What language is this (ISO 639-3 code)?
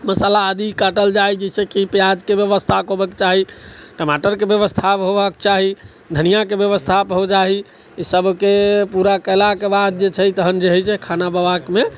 mai